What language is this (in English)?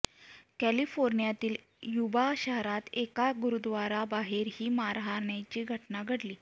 Marathi